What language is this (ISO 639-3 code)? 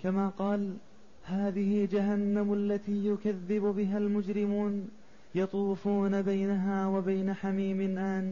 ara